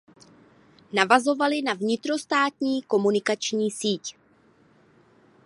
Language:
Czech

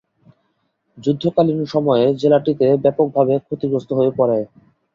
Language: Bangla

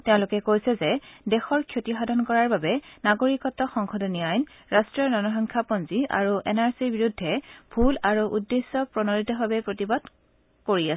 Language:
Assamese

